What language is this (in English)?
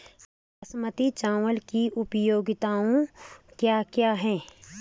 Hindi